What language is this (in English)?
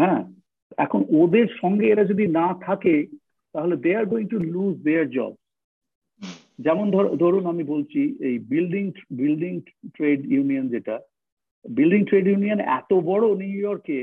Bangla